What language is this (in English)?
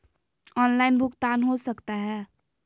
Magahi